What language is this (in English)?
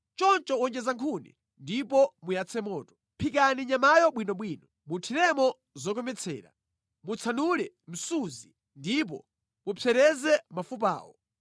Nyanja